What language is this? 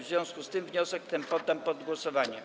Polish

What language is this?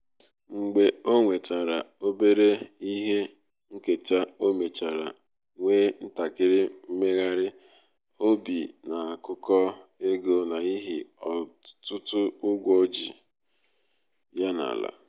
Igbo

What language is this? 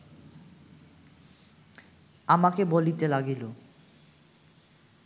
Bangla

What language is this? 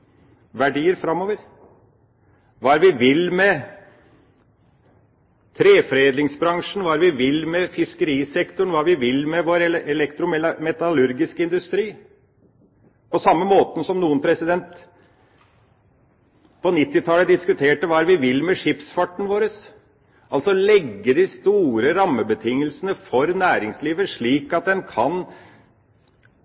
Norwegian Bokmål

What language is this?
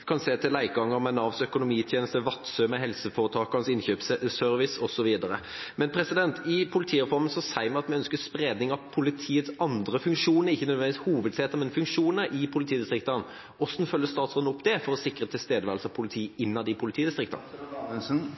Norwegian Bokmål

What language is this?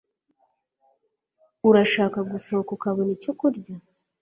Kinyarwanda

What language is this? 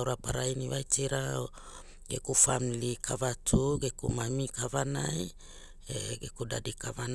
Hula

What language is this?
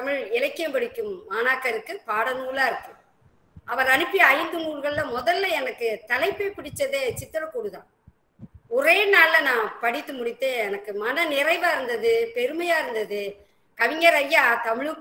Thai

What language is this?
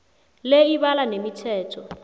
South Ndebele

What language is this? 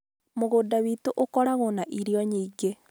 Kikuyu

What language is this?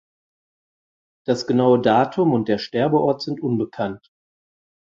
German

